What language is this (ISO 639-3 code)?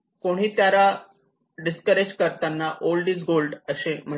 mar